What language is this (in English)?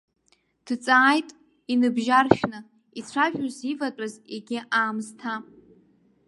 Abkhazian